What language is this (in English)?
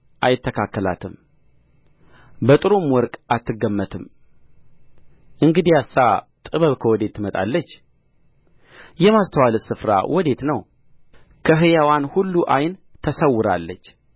Amharic